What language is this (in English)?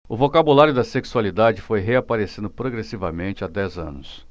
Portuguese